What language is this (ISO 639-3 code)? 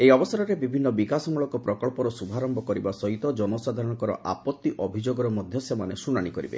ori